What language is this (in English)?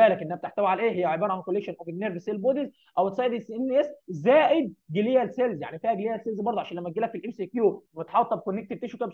Arabic